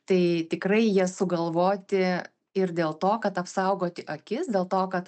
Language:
Lithuanian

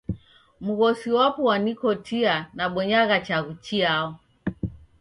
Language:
Taita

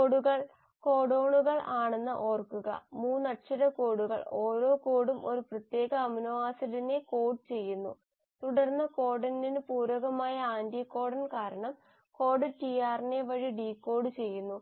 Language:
Malayalam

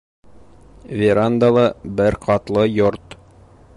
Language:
Bashkir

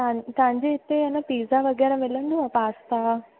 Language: Sindhi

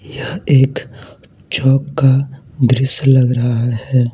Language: Hindi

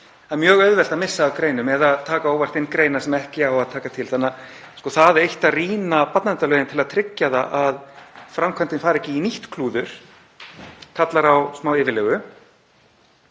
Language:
Icelandic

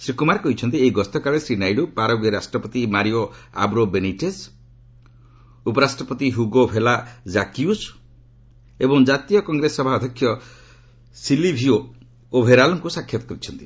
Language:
Odia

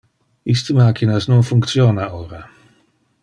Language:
Interlingua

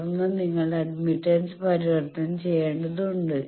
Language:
Malayalam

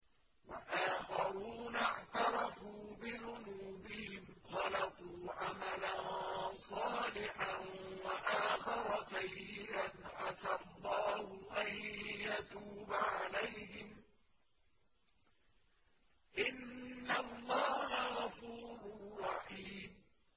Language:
Arabic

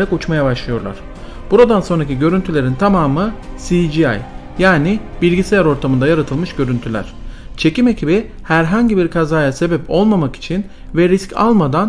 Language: Turkish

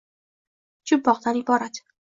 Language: Uzbek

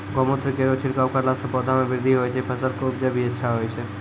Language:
Maithili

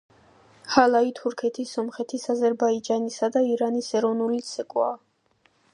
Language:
Georgian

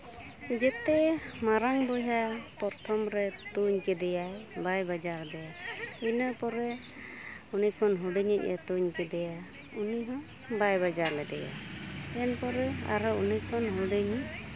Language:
Santali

